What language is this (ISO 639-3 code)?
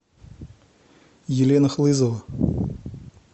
rus